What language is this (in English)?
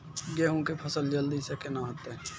Maithili